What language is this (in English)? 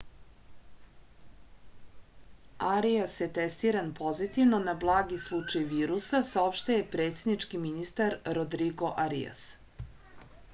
Serbian